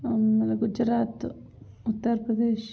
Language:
Kannada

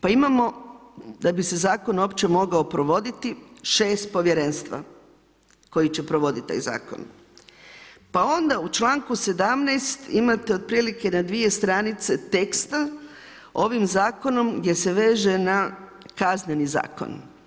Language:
Croatian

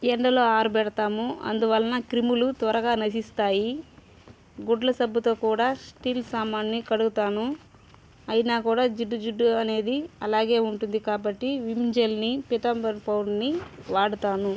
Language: Telugu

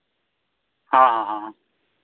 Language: Santali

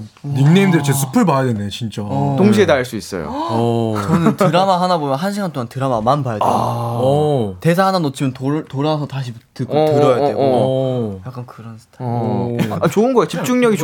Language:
Korean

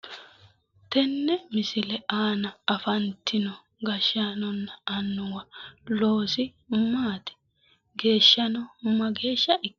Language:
Sidamo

